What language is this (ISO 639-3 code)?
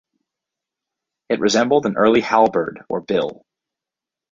eng